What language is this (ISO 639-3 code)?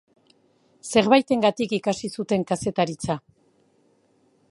eus